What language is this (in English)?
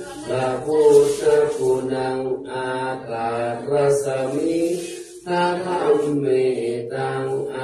Thai